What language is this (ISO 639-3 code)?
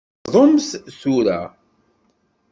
kab